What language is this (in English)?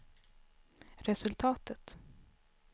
Swedish